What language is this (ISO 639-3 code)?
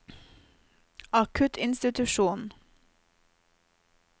nor